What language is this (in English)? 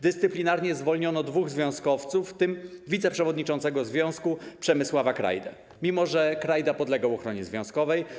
Polish